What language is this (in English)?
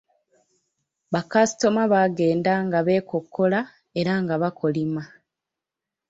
Ganda